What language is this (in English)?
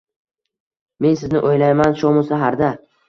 Uzbek